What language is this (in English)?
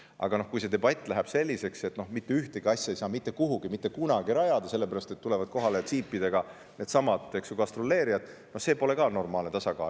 Estonian